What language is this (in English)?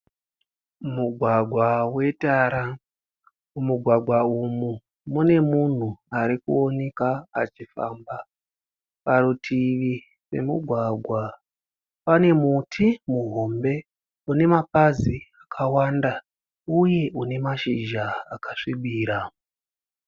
Shona